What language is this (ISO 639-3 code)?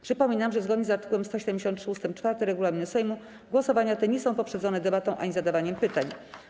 pol